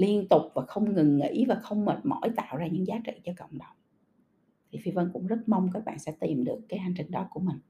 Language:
Vietnamese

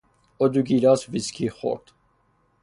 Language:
Persian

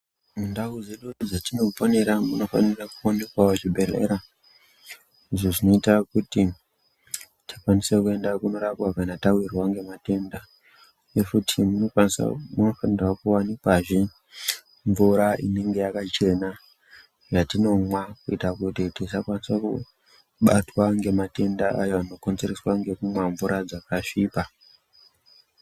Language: Ndau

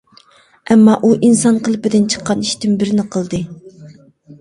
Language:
Uyghur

